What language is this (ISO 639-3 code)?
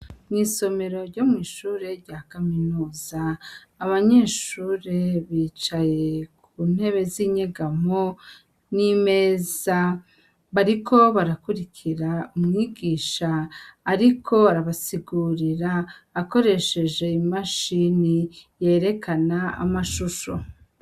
run